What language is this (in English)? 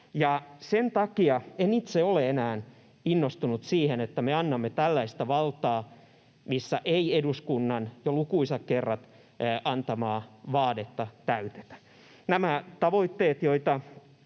Finnish